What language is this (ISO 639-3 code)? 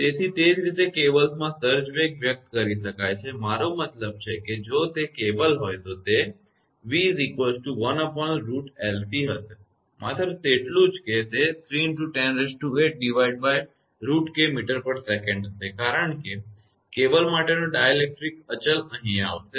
guj